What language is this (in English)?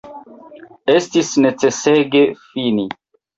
Esperanto